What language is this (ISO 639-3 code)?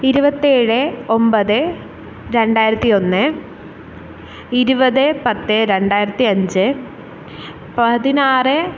mal